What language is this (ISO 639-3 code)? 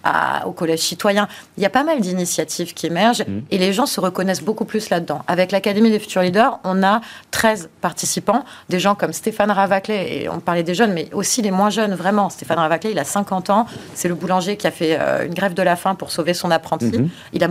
fra